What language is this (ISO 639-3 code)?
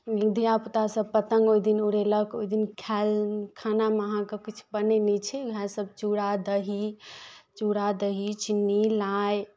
mai